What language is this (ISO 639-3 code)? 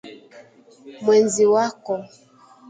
swa